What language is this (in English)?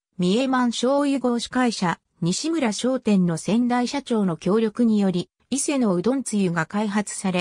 Japanese